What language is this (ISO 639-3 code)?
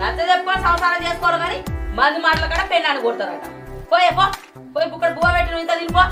tel